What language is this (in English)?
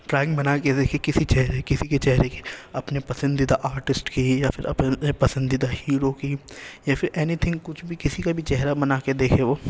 Urdu